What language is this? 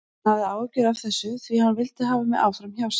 Icelandic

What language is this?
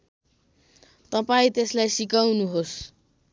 Nepali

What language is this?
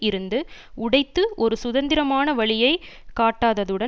Tamil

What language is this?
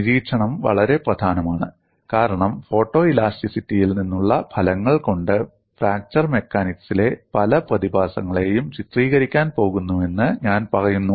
Malayalam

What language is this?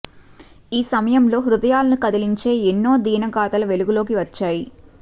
Telugu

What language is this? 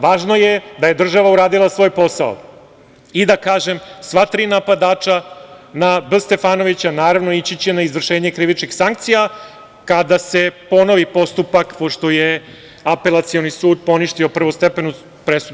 Serbian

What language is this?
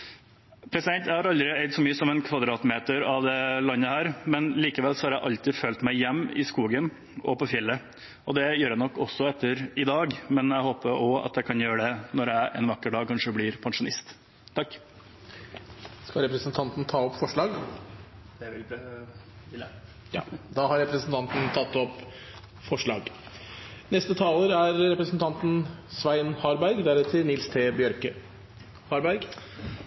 Norwegian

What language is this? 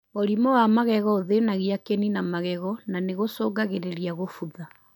Kikuyu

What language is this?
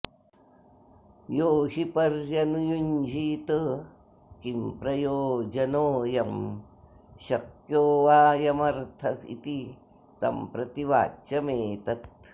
Sanskrit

